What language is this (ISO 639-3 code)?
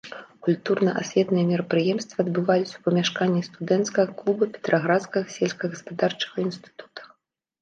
bel